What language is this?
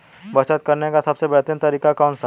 Hindi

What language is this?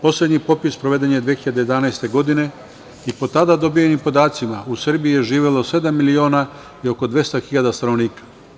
Serbian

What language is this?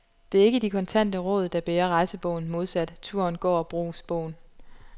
Danish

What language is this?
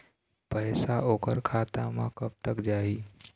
Chhattisgarhi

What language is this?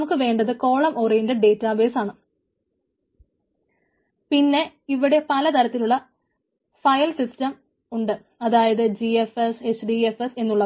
Malayalam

